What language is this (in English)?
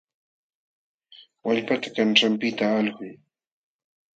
Jauja Wanca Quechua